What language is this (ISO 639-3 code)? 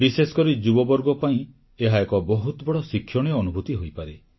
ori